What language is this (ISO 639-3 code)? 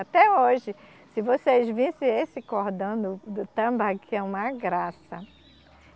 por